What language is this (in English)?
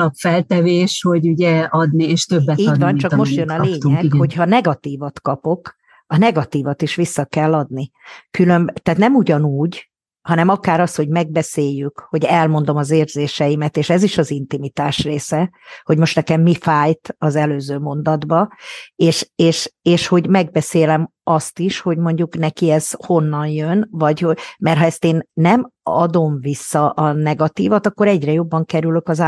Hungarian